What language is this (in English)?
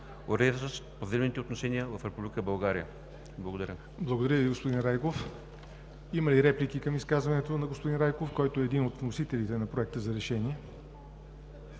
Bulgarian